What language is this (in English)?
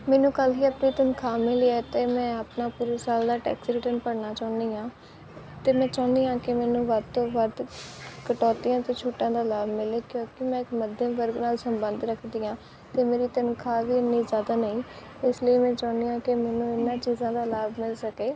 Punjabi